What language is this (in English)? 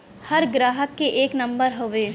Bhojpuri